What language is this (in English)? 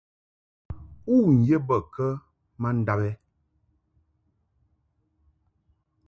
Mungaka